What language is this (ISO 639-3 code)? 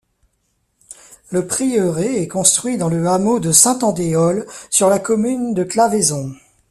fra